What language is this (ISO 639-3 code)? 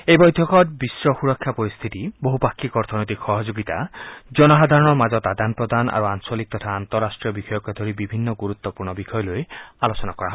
asm